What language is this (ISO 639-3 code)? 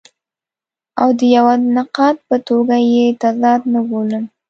pus